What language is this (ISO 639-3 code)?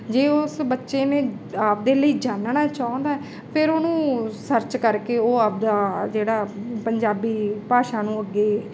pan